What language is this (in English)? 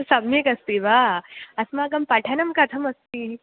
Sanskrit